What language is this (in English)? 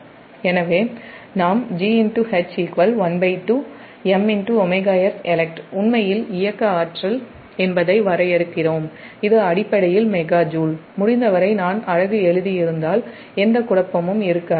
Tamil